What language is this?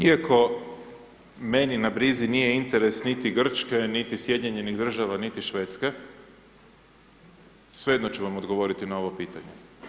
Croatian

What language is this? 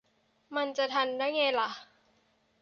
Thai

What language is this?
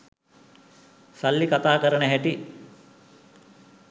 Sinhala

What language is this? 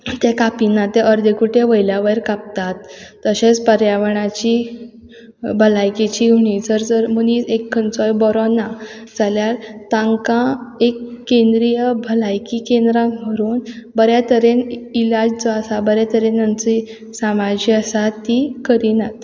Konkani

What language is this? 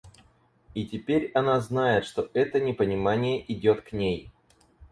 Russian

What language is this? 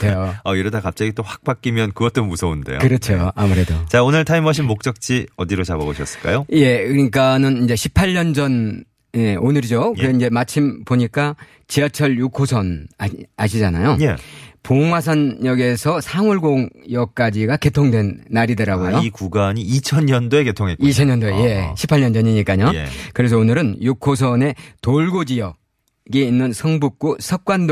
Korean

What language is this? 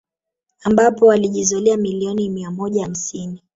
Swahili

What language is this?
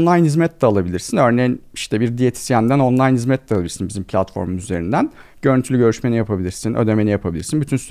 Turkish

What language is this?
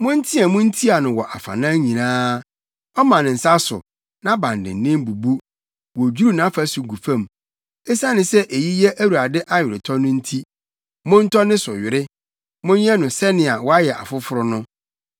Akan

